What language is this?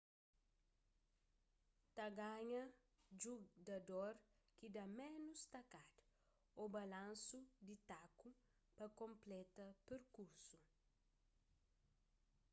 Kabuverdianu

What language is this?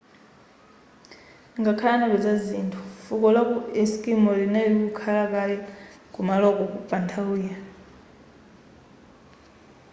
Nyanja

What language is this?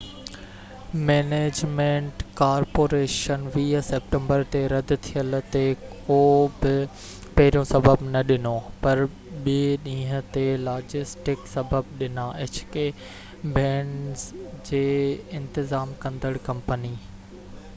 Sindhi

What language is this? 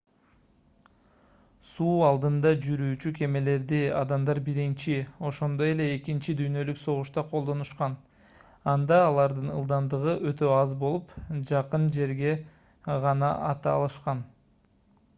Kyrgyz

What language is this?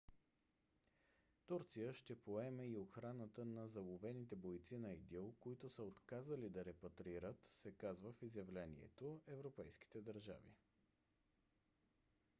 Bulgarian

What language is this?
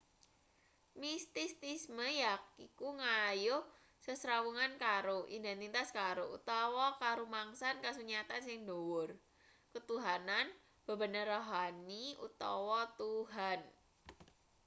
Javanese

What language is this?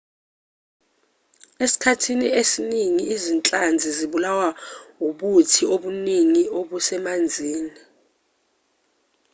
Zulu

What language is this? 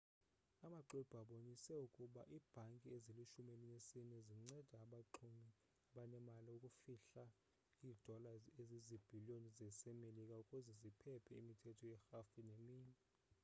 Xhosa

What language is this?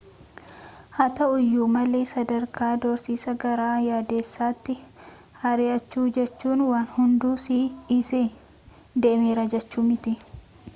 Oromo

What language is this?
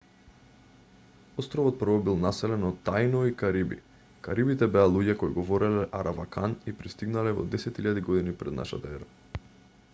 Macedonian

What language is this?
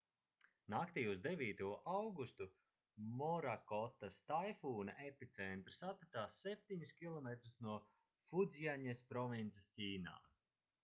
Latvian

